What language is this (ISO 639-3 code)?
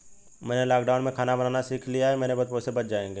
hin